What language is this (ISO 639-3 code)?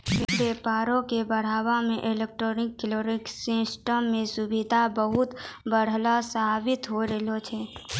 mai